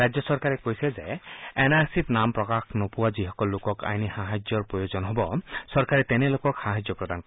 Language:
Assamese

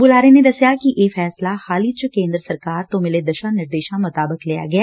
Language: Punjabi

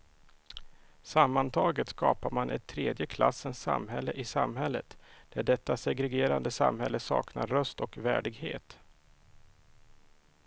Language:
Swedish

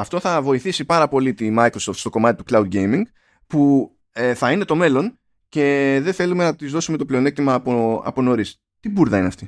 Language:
Greek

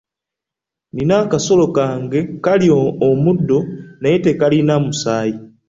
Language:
Ganda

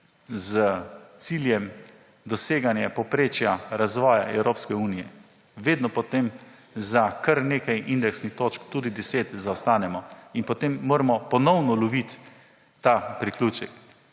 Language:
Slovenian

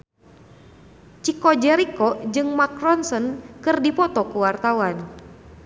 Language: Sundanese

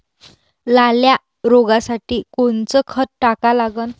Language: Marathi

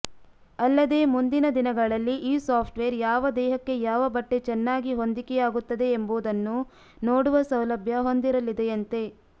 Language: Kannada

